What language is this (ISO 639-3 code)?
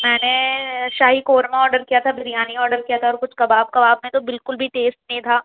urd